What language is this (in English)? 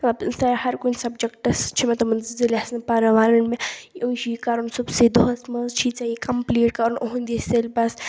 Kashmiri